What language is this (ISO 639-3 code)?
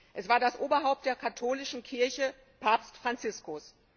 deu